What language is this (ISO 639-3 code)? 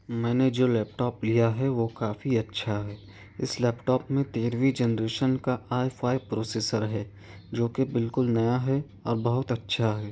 urd